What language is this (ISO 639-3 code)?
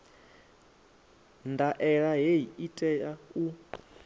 ven